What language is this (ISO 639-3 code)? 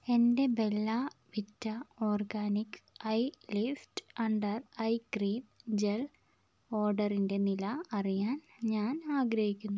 mal